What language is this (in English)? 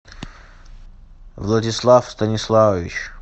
Russian